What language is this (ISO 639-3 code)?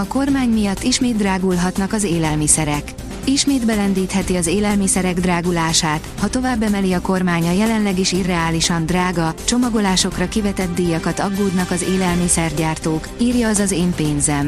hun